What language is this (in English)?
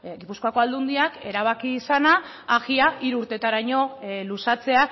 Basque